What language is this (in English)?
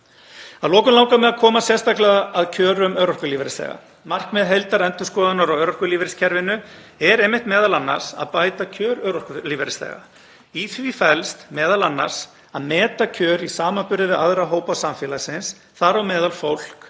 Icelandic